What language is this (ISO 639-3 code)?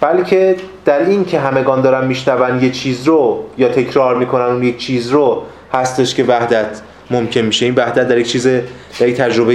fas